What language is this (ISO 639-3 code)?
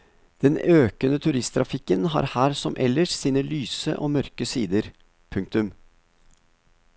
nor